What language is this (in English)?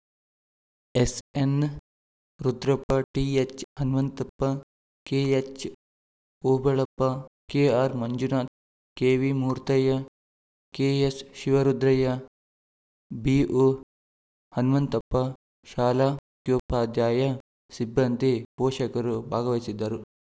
Kannada